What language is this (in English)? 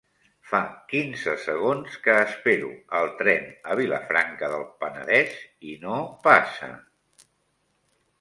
Catalan